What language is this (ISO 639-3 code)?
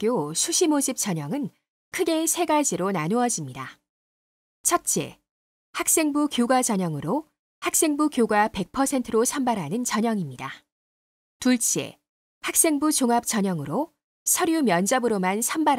kor